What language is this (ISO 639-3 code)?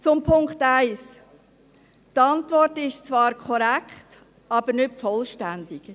gsw